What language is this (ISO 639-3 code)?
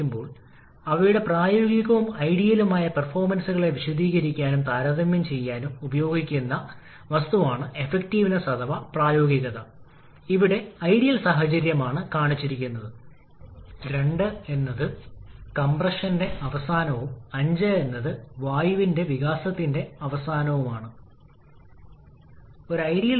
mal